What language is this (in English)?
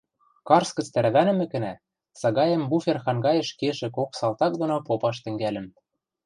Western Mari